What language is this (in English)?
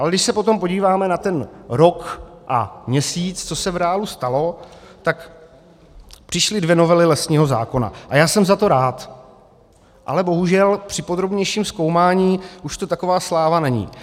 Czech